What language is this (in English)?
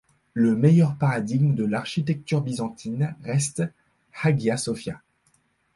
French